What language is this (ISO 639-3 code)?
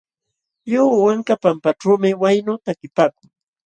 qxw